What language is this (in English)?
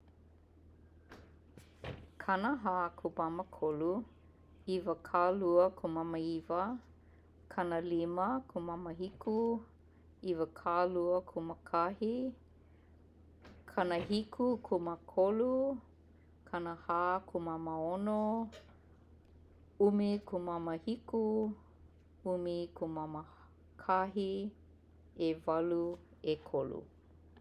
Hawaiian